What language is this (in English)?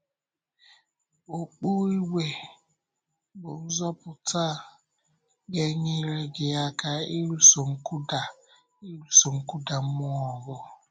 Igbo